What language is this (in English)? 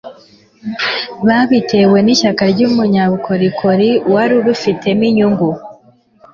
Kinyarwanda